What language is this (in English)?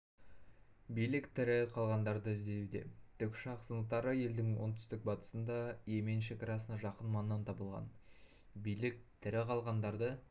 Kazakh